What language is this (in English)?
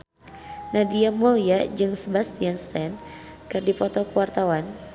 Sundanese